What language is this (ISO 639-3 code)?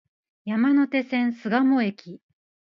jpn